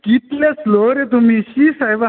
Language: Konkani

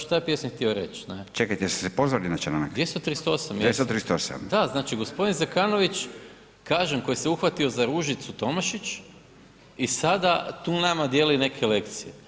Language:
Croatian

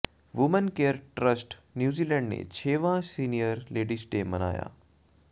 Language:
Punjabi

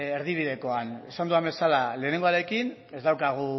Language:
Basque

